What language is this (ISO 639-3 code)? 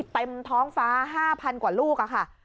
tha